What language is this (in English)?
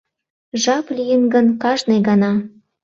Mari